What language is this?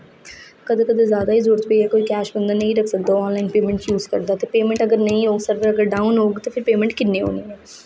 Dogri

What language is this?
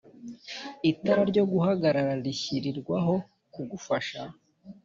Kinyarwanda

